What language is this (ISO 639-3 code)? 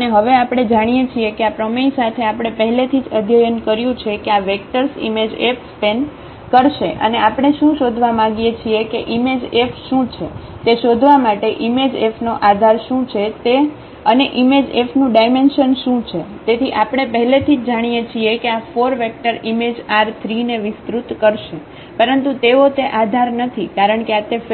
guj